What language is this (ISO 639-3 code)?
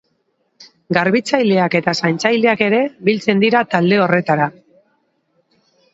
eus